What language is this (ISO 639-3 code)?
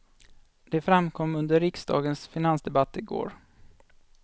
swe